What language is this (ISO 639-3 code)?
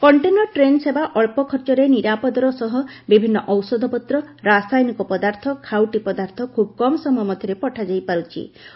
ori